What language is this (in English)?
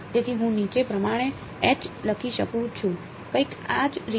Gujarati